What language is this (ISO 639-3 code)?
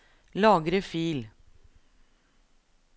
nor